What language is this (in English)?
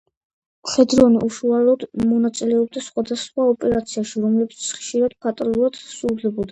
Georgian